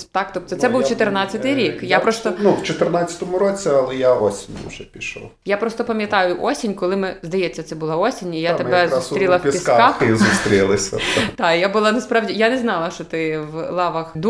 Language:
Ukrainian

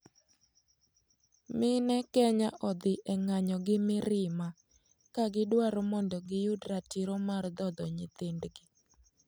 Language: Luo (Kenya and Tanzania)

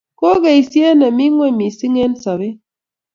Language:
Kalenjin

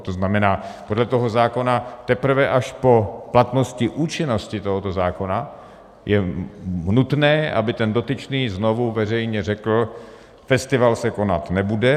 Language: Czech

